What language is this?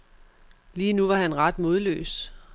Danish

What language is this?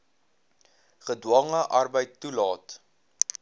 Afrikaans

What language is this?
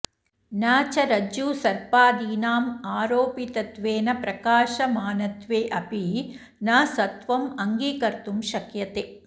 Sanskrit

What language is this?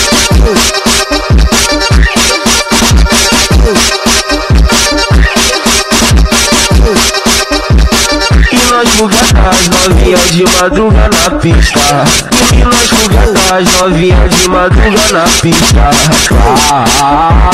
Portuguese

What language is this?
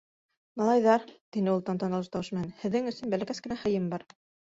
Bashkir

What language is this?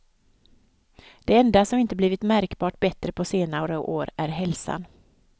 Swedish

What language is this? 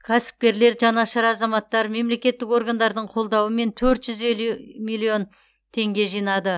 Kazakh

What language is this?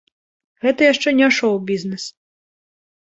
Belarusian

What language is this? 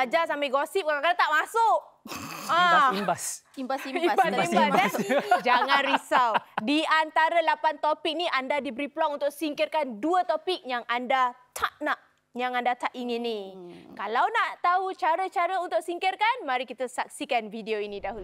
Malay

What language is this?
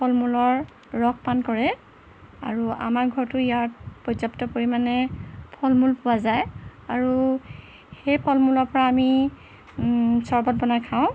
Assamese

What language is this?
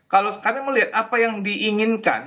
Indonesian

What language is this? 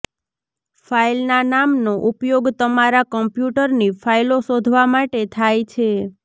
Gujarati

